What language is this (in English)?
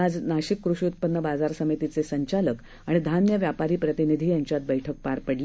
Marathi